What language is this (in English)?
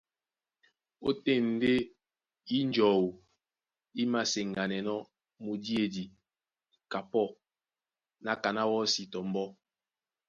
Duala